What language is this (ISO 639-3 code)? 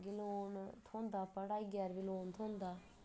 doi